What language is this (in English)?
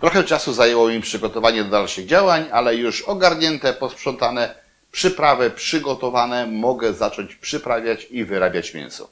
Polish